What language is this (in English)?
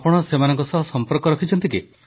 Odia